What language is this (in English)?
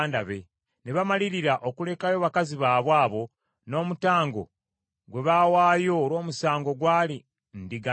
Ganda